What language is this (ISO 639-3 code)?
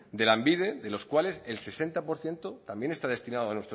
spa